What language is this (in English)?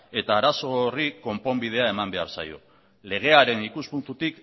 Basque